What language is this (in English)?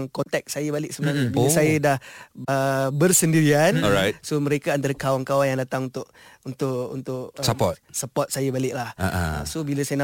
Malay